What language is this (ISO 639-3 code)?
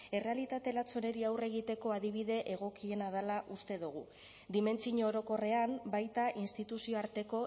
eus